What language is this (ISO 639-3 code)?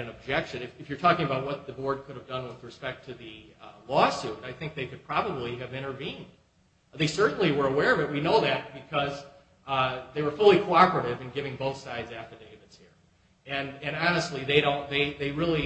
eng